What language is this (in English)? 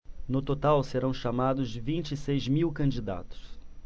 Portuguese